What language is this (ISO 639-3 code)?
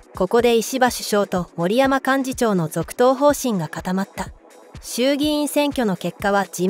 jpn